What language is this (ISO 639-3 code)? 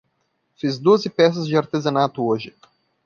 por